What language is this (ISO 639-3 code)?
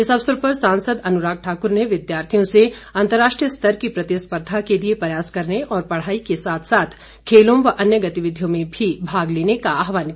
hin